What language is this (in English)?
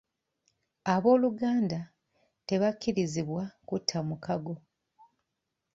Ganda